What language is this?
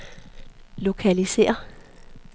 Danish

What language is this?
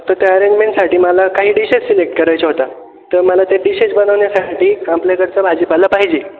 Marathi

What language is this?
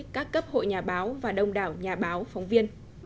Vietnamese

